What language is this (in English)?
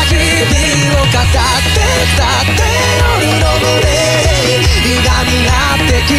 Korean